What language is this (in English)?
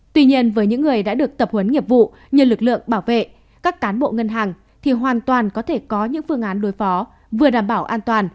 Vietnamese